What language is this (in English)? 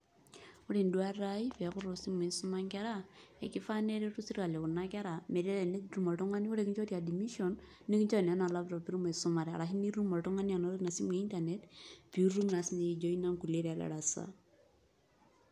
Masai